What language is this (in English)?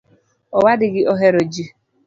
Luo (Kenya and Tanzania)